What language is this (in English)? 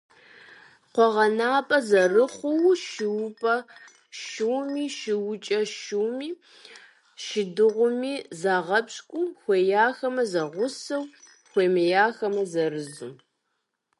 Kabardian